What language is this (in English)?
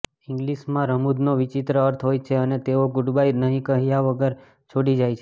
Gujarati